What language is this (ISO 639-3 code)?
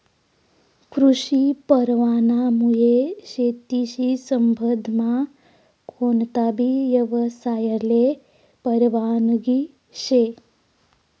mar